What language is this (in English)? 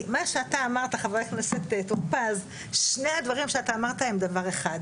Hebrew